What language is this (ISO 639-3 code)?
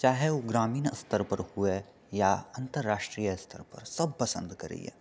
mai